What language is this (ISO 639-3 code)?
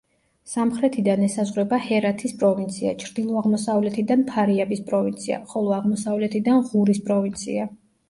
kat